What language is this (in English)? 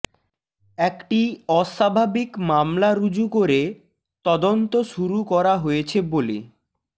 Bangla